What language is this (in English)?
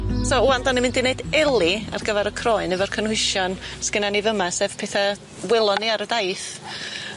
Welsh